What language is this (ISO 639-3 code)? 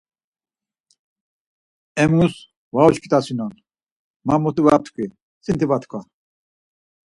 lzz